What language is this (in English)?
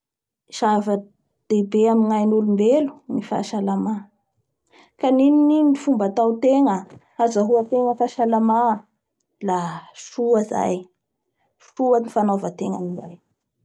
Bara Malagasy